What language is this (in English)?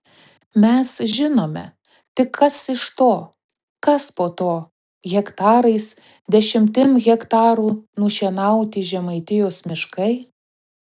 Lithuanian